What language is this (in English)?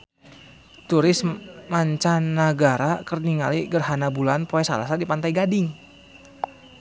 Sundanese